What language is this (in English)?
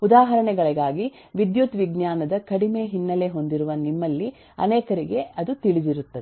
Kannada